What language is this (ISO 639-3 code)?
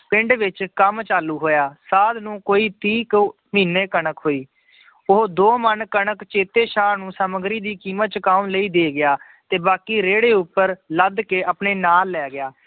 pan